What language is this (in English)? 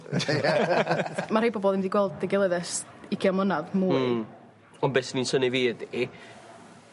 Welsh